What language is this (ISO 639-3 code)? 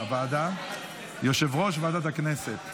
heb